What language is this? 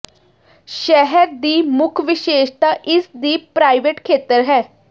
Punjabi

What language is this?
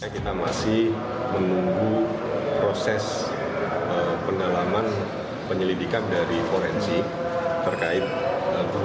Indonesian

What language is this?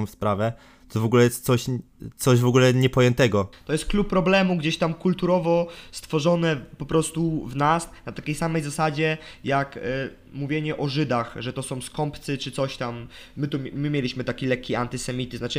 Polish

